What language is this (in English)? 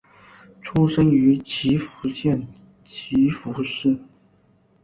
Chinese